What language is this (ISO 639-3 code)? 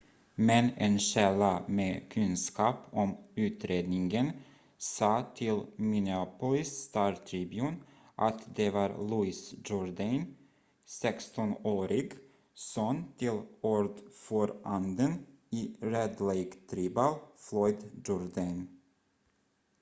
swe